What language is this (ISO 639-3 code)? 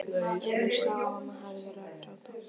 isl